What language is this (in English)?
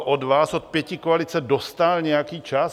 Czech